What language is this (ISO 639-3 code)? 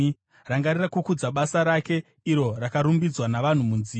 sna